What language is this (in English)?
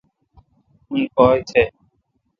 Kalkoti